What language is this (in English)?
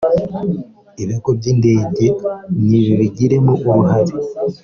Kinyarwanda